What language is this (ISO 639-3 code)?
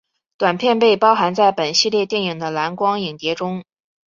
zho